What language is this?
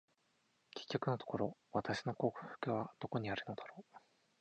Japanese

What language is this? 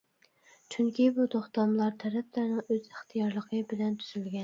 Uyghur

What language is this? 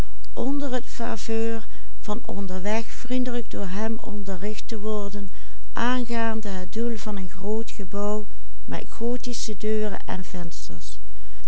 Dutch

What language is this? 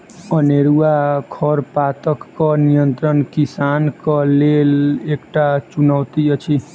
Maithili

